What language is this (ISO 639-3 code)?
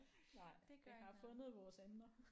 dan